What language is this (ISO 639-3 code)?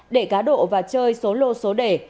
vie